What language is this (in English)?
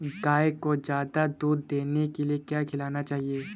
Hindi